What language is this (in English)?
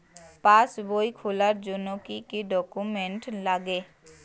Bangla